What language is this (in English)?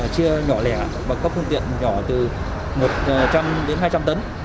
Vietnamese